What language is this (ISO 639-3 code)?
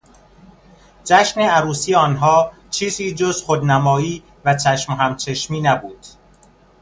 fas